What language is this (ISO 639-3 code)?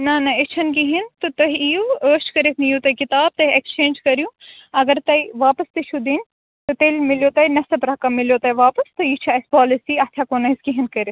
kas